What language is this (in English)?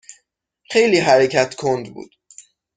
Persian